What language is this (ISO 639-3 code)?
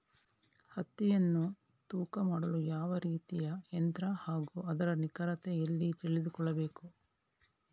kan